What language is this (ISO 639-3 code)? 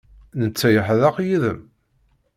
kab